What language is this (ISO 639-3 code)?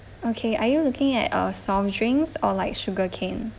eng